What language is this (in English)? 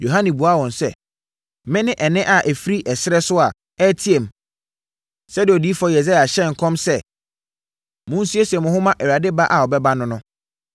Akan